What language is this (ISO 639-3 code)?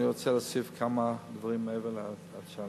heb